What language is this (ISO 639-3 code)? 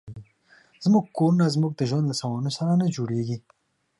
pus